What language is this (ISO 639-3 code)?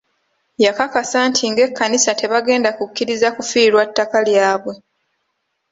lug